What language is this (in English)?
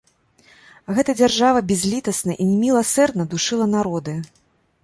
Belarusian